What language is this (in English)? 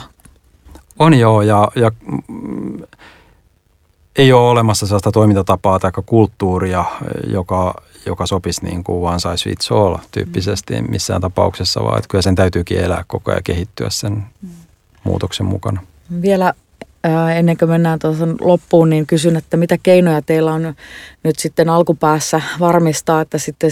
Finnish